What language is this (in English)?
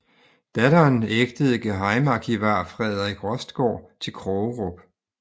Danish